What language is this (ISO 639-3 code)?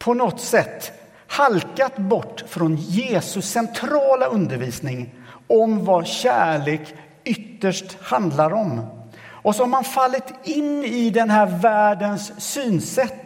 swe